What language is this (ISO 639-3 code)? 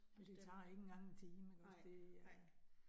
dan